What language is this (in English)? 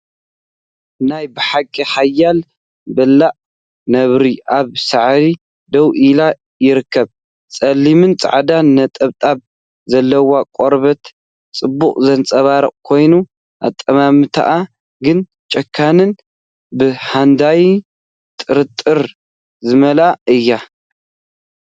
Tigrinya